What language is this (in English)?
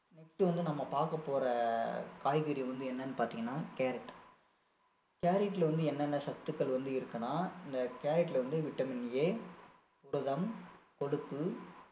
Tamil